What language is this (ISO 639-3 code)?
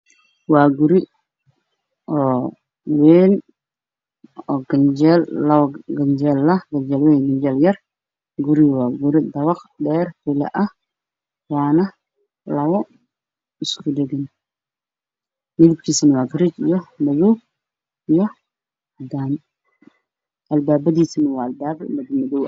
som